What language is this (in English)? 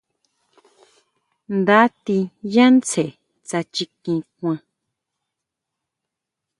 Huautla Mazatec